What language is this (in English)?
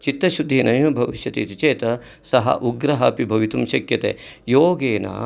Sanskrit